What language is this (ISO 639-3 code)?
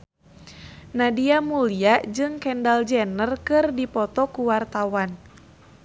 sun